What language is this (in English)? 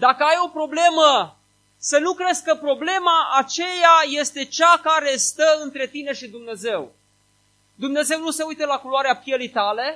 Romanian